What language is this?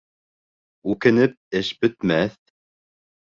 Bashkir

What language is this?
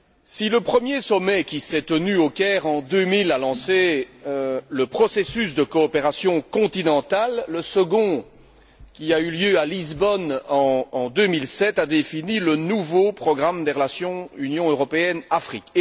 French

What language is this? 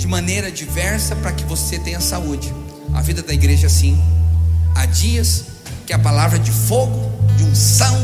Portuguese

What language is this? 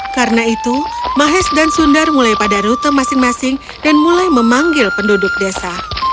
Indonesian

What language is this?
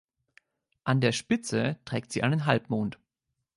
German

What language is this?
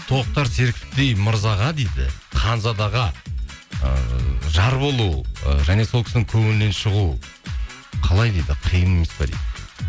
Kazakh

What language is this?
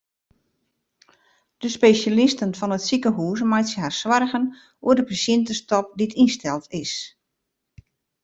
Western Frisian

